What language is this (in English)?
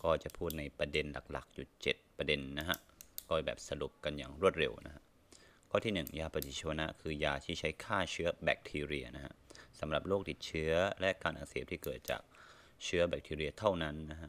Thai